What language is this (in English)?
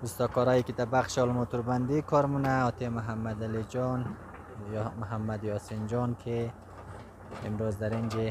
Persian